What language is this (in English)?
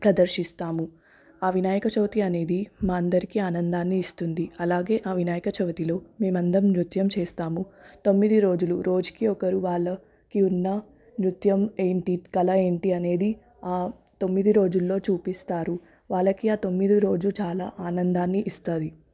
Telugu